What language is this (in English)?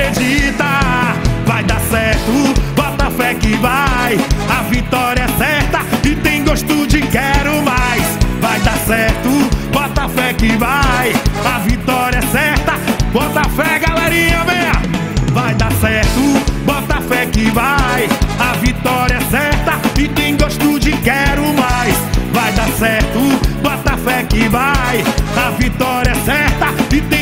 Portuguese